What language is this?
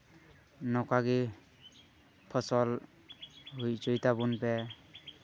Santali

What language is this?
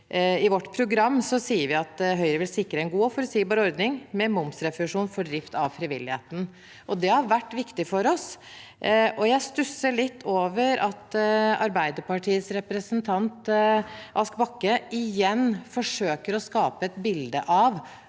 Norwegian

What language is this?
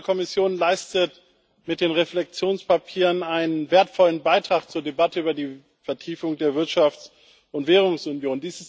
German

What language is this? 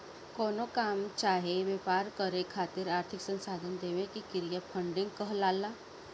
Bhojpuri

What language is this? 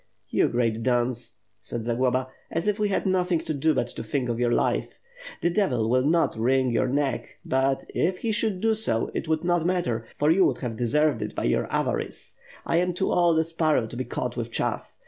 English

